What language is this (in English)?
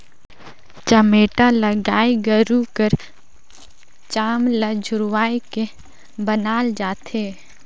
Chhattisgarhi